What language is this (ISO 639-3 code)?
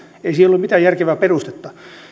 fin